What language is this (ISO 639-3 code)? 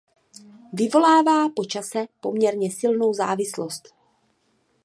ces